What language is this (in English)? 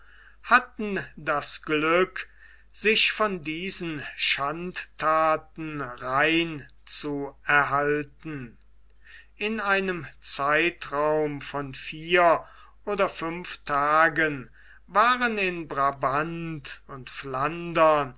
German